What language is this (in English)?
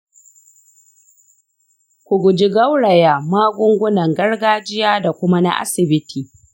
Hausa